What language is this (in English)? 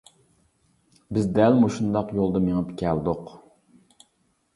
Uyghur